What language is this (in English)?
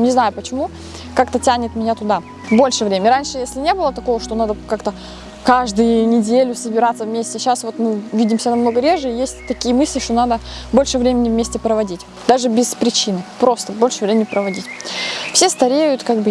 Russian